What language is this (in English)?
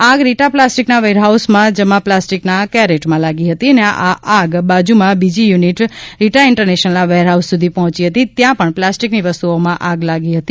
Gujarati